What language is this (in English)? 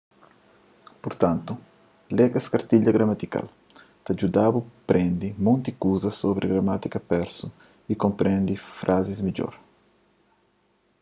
Kabuverdianu